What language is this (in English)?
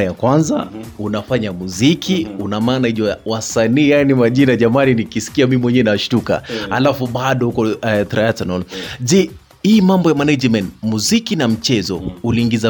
Swahili